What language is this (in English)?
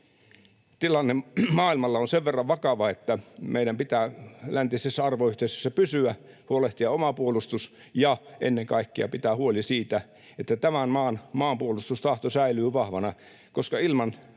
Finnish